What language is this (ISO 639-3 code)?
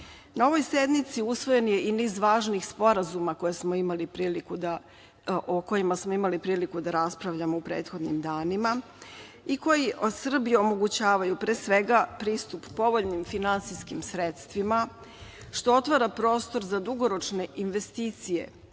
srp